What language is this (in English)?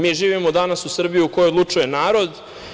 Serbian